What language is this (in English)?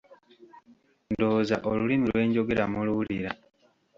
Ganda